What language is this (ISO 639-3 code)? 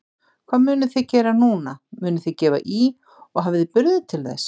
isl